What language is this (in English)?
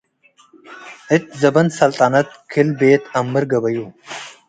Tigre